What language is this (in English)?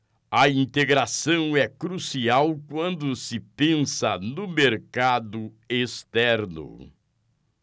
Portuguese